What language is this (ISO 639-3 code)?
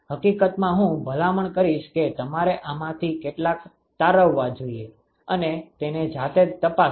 guj